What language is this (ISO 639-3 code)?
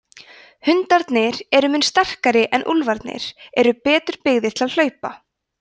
isl